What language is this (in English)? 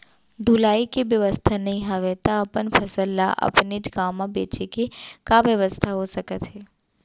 Chhattisgarhi